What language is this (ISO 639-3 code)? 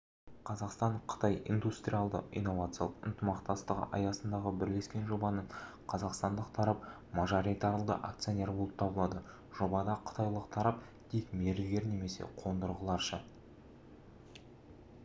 kaz